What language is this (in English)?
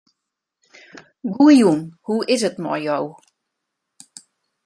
Western Frisian